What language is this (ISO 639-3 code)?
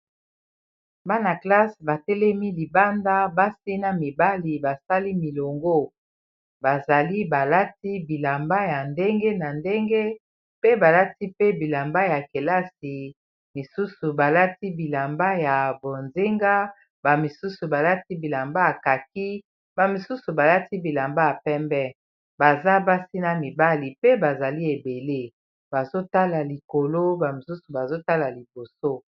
lin